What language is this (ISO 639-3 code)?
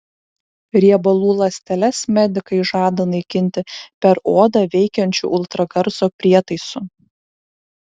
lit